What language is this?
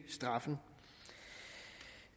Danish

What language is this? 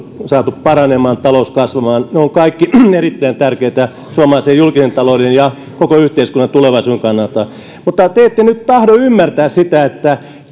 Finnish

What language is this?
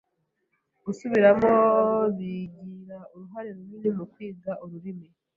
Kinyarwanda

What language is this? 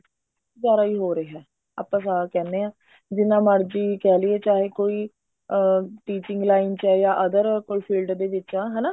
Punjabi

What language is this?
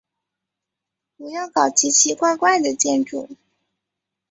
Chinese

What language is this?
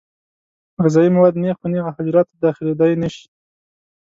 Pashto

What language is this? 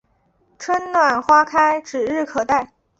Chinese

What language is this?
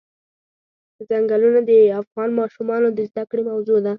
Pashto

